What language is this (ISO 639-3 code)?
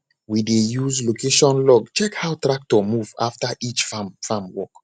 pcm